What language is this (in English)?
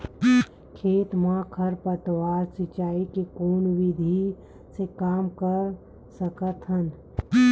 Chhattisgarhi